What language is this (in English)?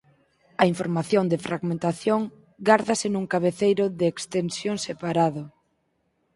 Galician